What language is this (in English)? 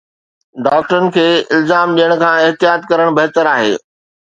Sindhi